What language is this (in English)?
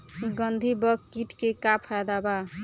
Bhojpuri